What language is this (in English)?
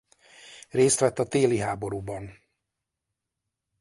Hungarian